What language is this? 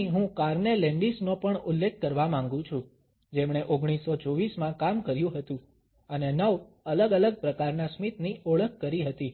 Gujarati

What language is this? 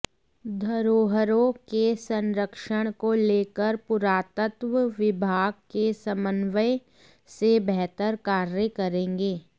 Hindi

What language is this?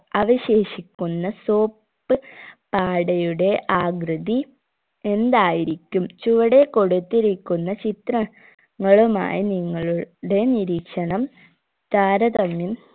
Malayalam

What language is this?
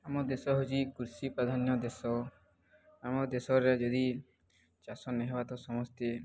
Odia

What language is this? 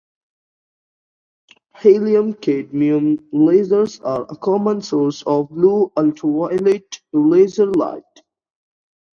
English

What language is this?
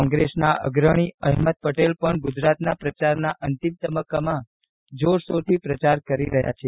Gujarati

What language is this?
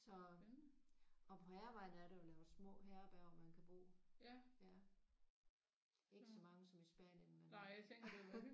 Danish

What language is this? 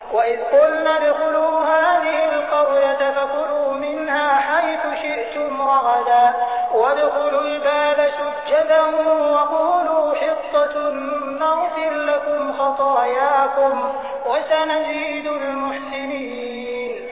Arabic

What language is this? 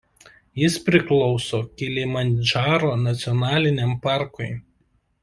Lithuanian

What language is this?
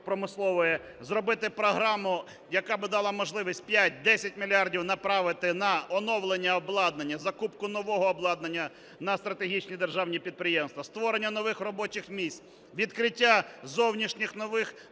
Ukrainian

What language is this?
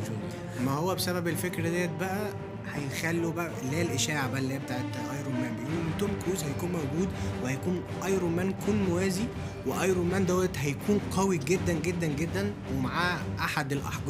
Arabic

